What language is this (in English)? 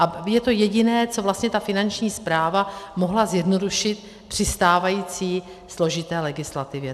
Czech